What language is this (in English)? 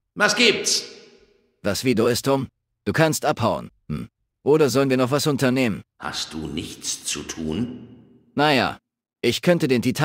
German